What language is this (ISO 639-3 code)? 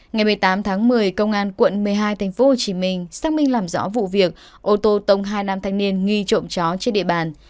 vie